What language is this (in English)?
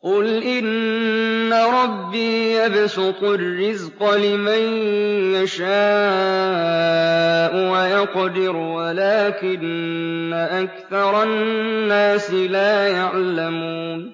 Arabic